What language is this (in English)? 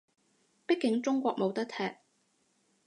Cantonese